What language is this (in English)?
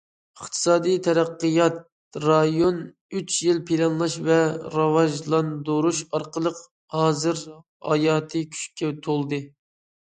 Uyghur